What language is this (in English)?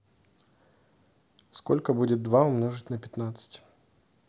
Russian